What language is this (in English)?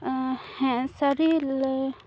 Santali